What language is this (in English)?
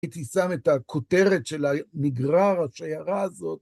Hebrew